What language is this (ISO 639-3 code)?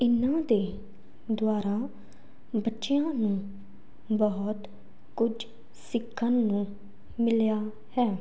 pan